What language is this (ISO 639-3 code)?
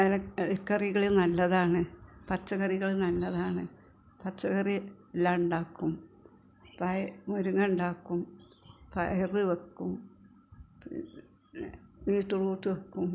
mal